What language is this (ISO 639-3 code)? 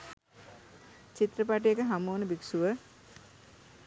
sin